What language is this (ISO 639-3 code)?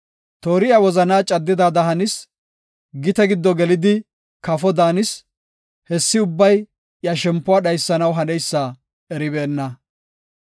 gof